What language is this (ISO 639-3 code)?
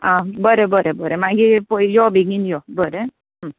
kok